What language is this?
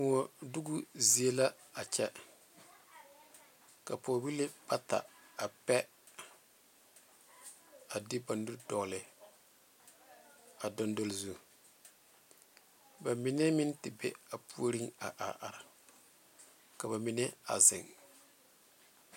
Southern Dagaare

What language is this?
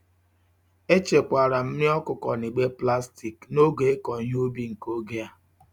Igbo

